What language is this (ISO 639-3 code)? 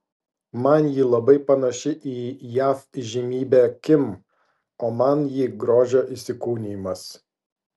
lit